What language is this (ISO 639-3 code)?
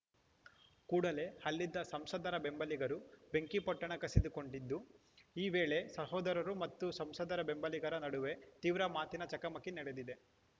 kan